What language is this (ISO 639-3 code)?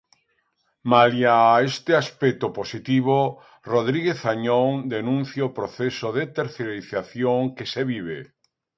glg